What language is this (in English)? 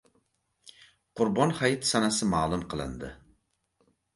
Uzbek